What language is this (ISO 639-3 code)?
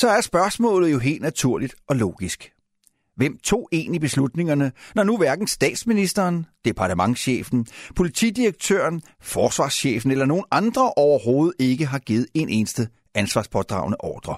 dan